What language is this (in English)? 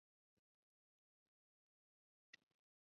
Chinese